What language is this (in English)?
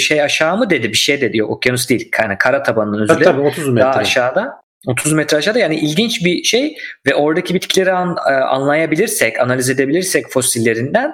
Turkish